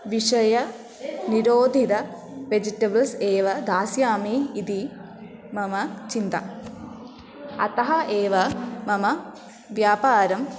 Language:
Sanskrit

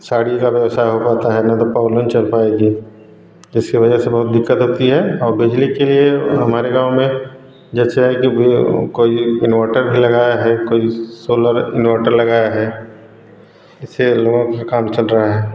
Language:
Hindi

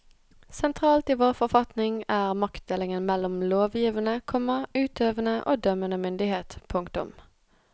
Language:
Norwegian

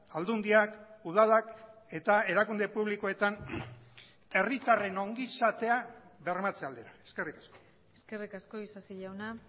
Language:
Basque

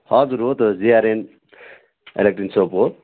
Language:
Nepali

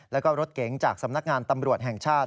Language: Thai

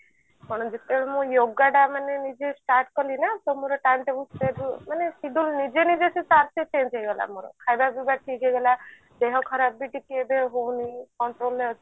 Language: Odia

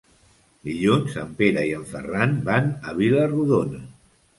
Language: Catalan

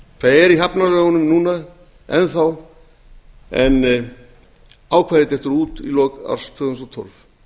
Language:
Icelandic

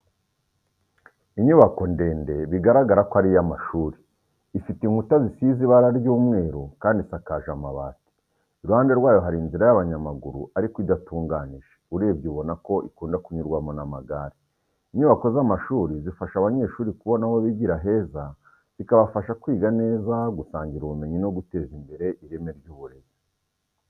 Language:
Kinyarwanda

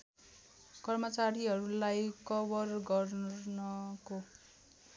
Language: Nepali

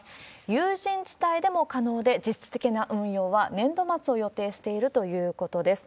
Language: Japanese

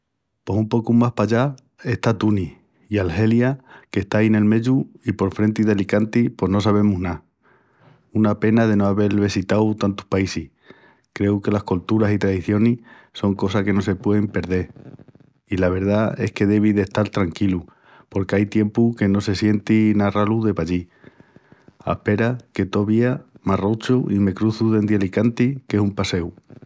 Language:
Extremaduran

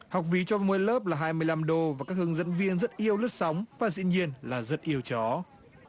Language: Vietnamese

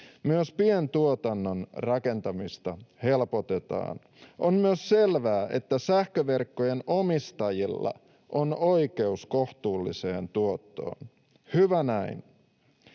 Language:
Finnish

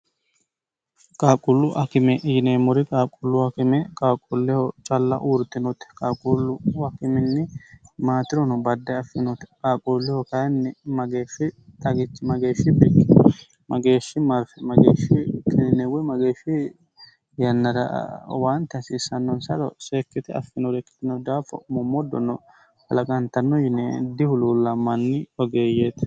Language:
Sidamo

